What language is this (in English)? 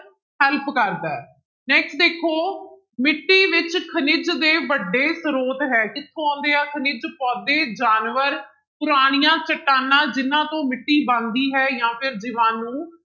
Punjabi